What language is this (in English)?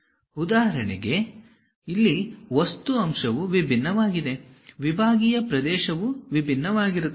Kannada